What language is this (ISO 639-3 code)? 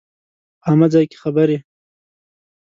pus